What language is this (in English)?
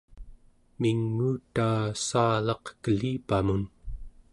Central Yupik